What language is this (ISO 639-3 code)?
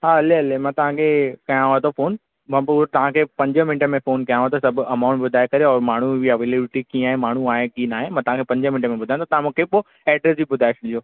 snd